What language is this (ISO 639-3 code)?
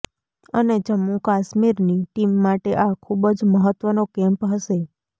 guj